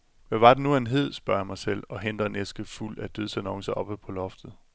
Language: Danish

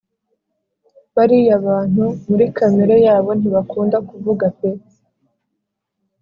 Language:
Kinyarwanda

